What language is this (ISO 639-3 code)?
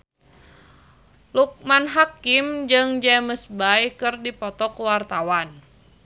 sun